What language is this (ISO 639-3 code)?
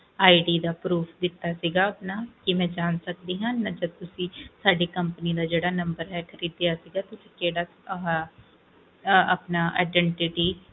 pan